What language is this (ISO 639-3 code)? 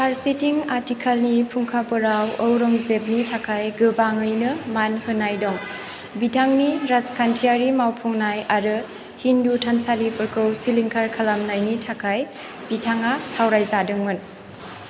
brx